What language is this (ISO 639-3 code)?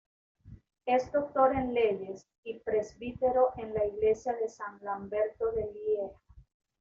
spa